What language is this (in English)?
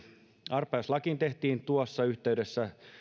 Finnish